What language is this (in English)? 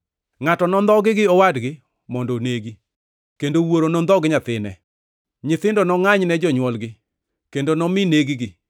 Luo (Kenya and Tanzania)